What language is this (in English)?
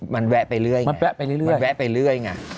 Thai